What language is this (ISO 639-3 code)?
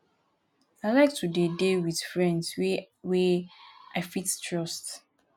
pcm